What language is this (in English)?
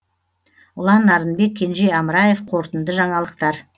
Kazakh